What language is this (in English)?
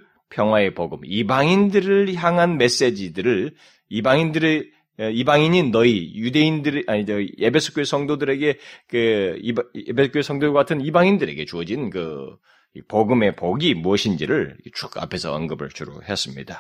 Korean